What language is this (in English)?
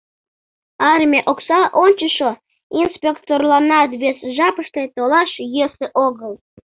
Mari